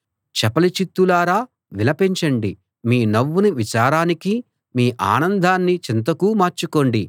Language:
Telugu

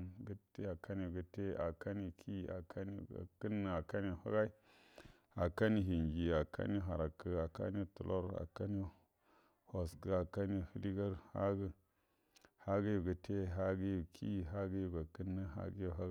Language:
Buduma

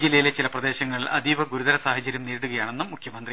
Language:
Malayalam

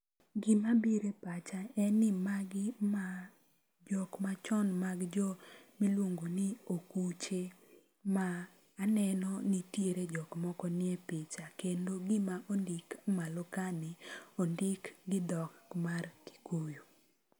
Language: Luo (Kenya and Tanzania)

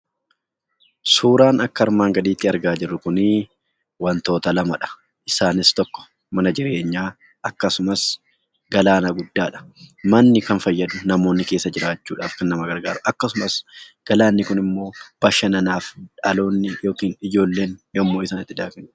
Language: Oromo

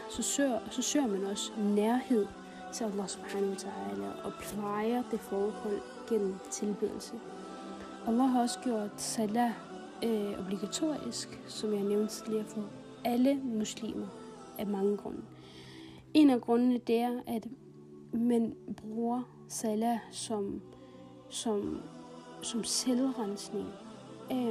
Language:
Danish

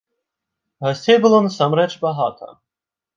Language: Belarusian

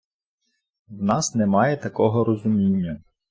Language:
Ukrainian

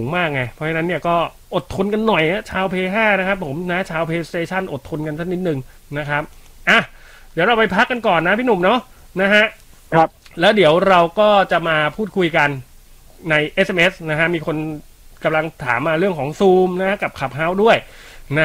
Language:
Thai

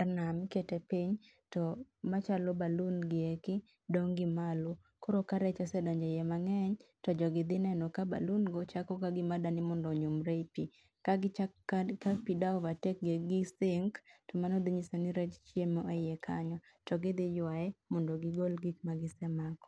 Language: Luo (Kenya and Tanzania)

